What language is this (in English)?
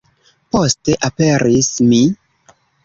Esperanto